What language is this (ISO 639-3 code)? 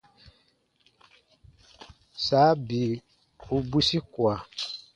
bba